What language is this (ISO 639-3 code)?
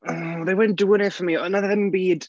cym